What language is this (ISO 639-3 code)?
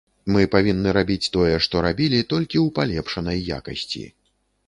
bel